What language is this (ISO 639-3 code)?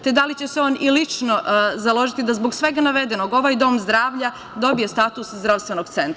srp